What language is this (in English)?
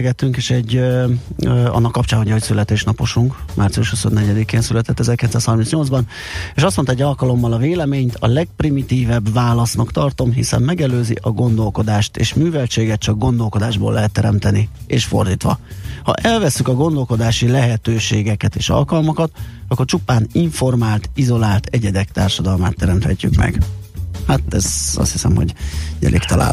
Hungarian